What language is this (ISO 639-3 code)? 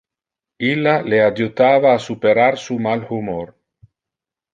ina